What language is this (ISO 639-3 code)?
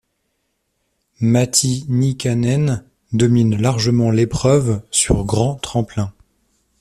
fra